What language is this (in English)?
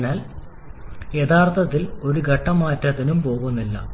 Malayalam